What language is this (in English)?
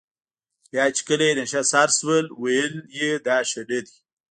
Pashto